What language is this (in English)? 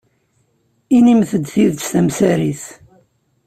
Kabyle